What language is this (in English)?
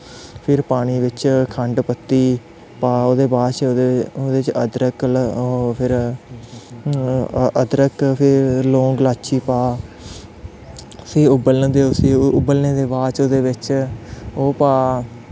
Dogri